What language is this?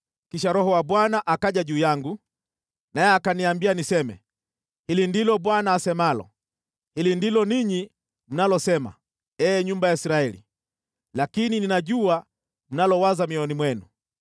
Swahili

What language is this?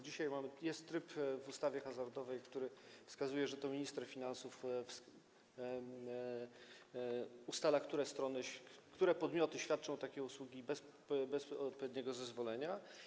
Polish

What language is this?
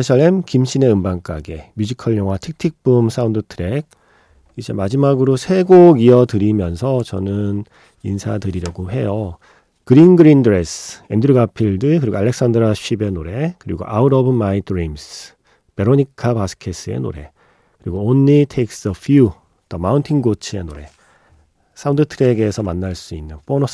Korean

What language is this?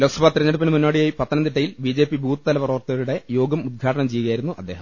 Malayalam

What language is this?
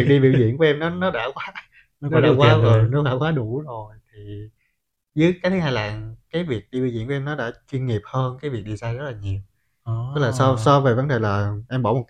Vietnamese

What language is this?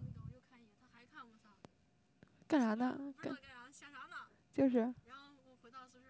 Chinese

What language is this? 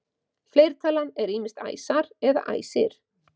Icelandic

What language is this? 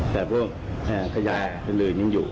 Thai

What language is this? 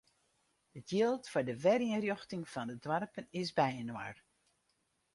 Western Frisian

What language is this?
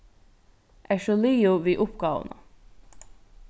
Faroese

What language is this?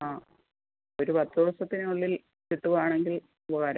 Malayalam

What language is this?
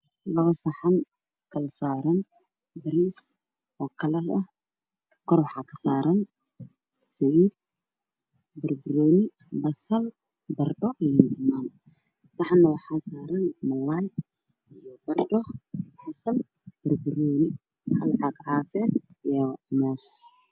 Somali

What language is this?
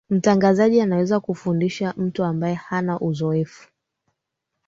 Swahili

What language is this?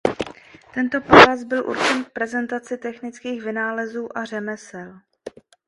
Czech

